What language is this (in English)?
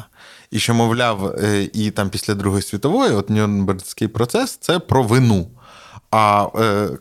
Ukrainian